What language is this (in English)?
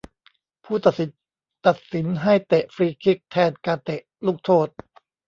Thai